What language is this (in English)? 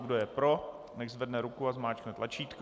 Czech